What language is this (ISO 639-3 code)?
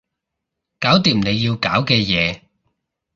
yue